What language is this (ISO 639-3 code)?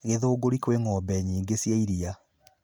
kik